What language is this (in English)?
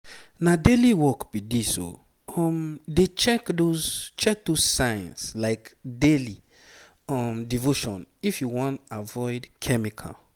Nigerian Pidgin